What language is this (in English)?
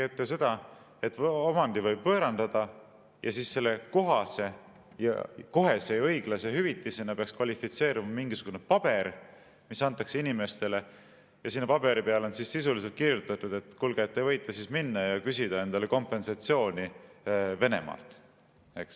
Estonian